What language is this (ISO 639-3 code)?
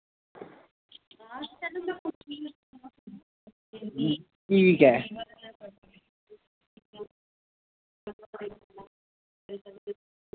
doi